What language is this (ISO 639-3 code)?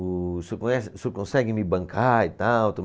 por